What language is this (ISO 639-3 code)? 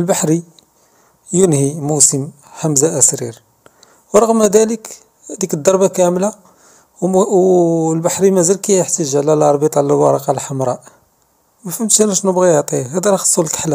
ara